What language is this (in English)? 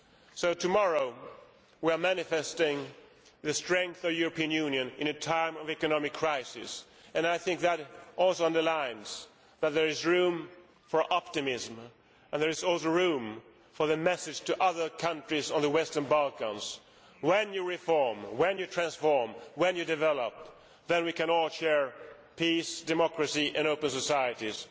English